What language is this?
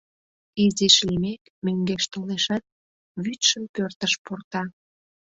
Mari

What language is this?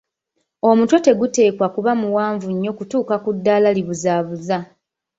Ganda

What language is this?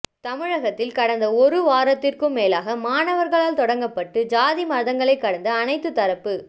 Tamil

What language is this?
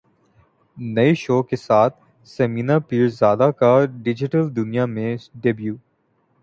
Urdu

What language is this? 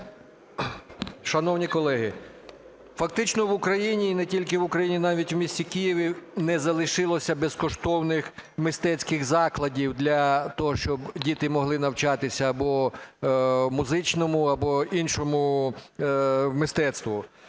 Ukrainian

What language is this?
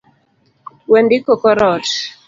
Luo (Kenya and Tanzania)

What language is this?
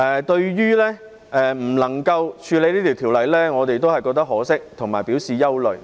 Cantonese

